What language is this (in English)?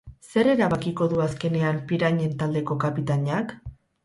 Basque